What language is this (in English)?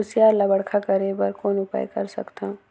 Chhattisgarhi